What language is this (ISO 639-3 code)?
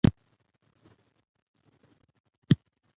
pus